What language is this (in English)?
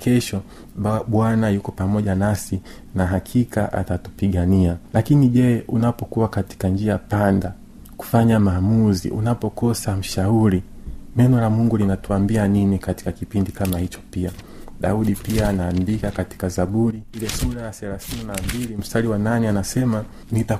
Swahili